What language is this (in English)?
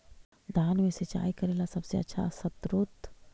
Magahi